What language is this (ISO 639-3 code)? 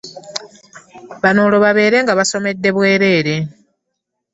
lug